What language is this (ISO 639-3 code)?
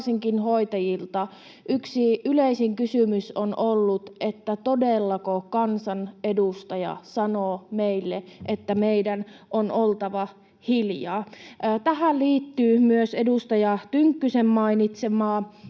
fin